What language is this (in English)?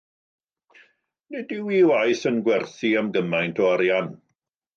Welsh